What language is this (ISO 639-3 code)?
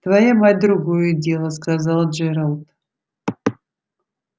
rus